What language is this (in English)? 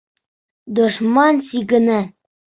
Bashkir